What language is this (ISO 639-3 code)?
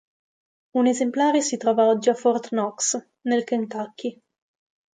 ita